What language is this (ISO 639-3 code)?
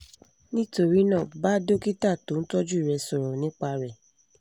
yor